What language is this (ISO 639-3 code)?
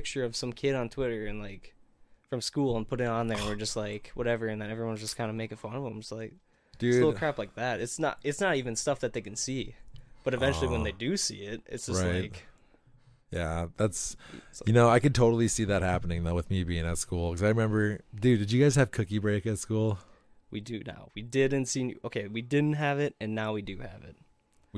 eng